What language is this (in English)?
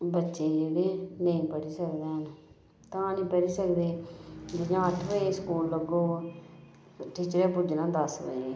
Dogri